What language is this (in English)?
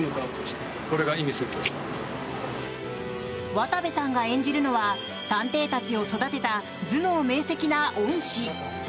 Japanese